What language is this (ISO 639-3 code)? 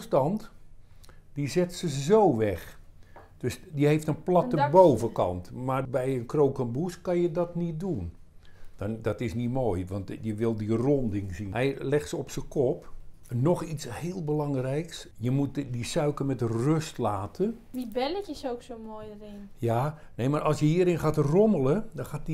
nld